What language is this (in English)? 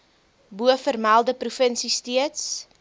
Afrikaans